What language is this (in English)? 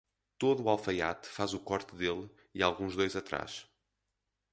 Portuguese